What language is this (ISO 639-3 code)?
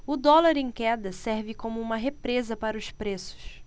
por